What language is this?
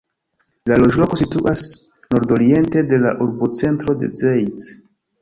Esperanto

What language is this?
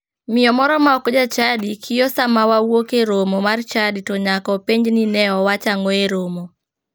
Luo (Kenya and Tanzania)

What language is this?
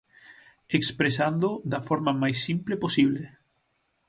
Galician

